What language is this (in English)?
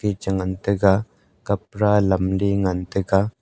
Wancho Naga